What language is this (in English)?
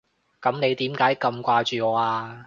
Cantonese